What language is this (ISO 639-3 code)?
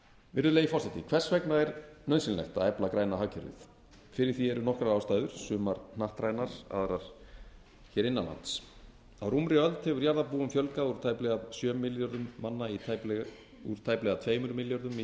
isl